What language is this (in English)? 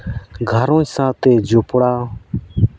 Santali